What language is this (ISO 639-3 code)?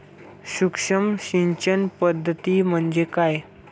mar